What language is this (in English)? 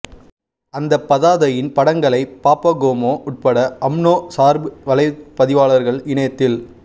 Tamil